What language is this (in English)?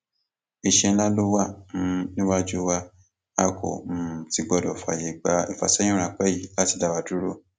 Yoruba